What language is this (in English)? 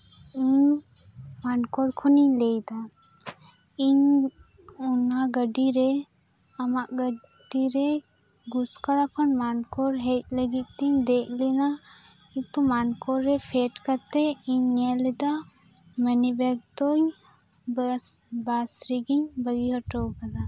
Santali